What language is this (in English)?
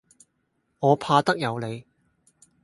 Cantonese